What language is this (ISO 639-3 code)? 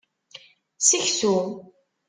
kab